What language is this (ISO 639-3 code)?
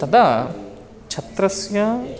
san